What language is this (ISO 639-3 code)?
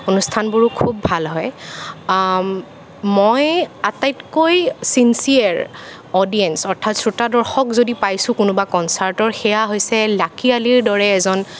asm